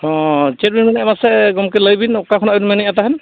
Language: Santali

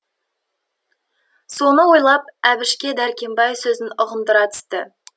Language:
Kazakh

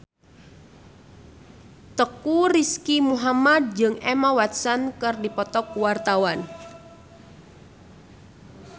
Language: Sundanese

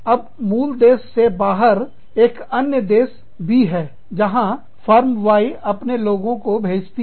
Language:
Hindi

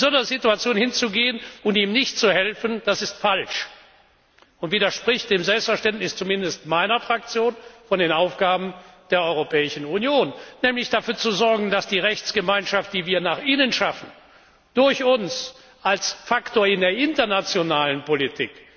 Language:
German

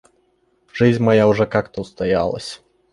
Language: Russian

